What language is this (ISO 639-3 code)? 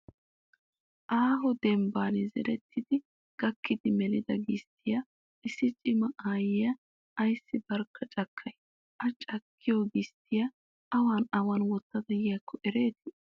wal